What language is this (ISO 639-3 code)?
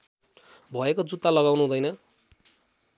nep